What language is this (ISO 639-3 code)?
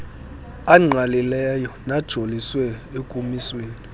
xho